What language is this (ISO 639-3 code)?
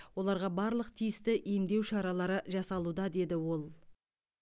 kaz